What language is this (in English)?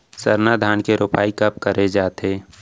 Chhattisgarhi